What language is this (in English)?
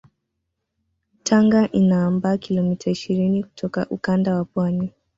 Swahili